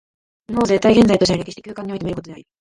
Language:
Japanese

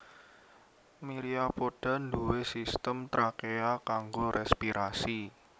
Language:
Javanese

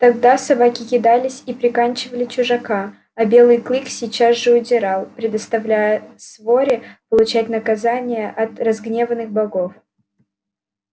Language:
Russian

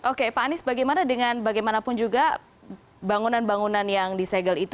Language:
Indonesian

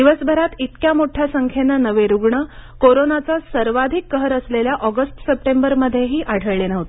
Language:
Marathi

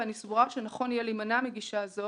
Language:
Hebrew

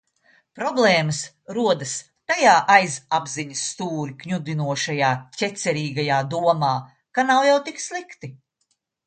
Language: Latvian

